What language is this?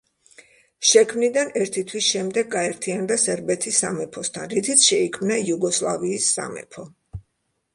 Georgian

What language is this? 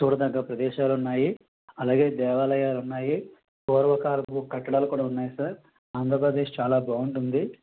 Telugu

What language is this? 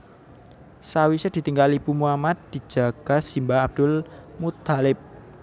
Javanese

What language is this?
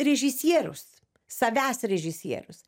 Lithuanian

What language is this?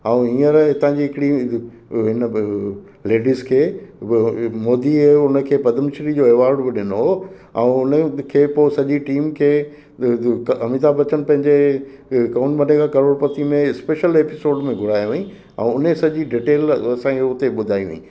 Sindhi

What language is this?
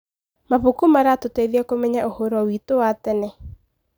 Kikuyu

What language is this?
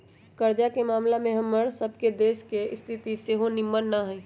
Magahi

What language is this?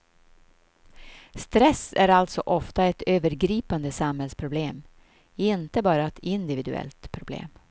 Swedish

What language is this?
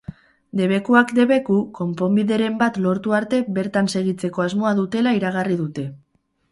Basque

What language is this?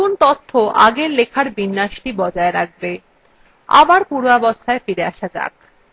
Bangla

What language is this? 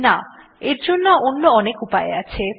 Bangla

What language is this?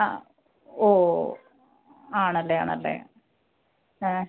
Malayalam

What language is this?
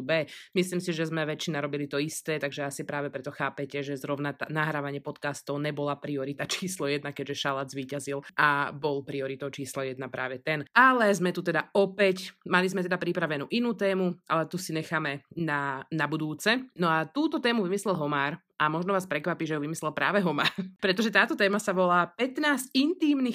Slovak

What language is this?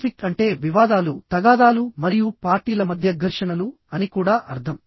Telugu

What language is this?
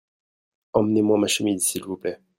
French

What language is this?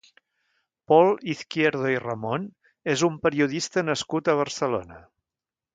Catalan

